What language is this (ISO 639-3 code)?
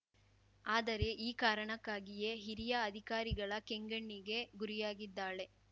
kan